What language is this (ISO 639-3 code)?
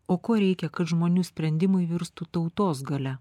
lit